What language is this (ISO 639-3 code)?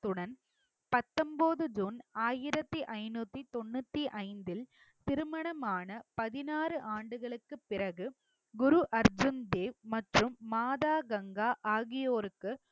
tam